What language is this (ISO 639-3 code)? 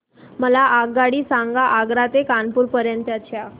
mar